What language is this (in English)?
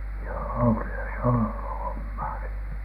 Finnish